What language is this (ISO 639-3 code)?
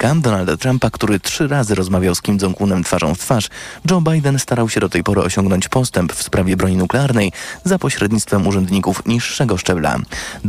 pol